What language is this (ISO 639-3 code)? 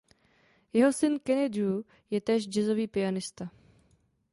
ces